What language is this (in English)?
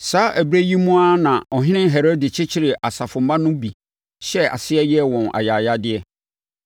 Akan